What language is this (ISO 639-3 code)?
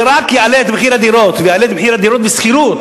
heb